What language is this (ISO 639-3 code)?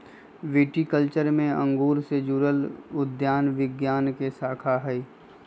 mag